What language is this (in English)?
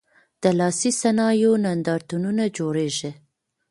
Pashto